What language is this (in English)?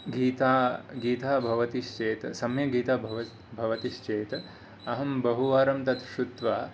Sanskrit